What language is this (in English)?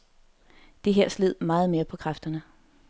Danish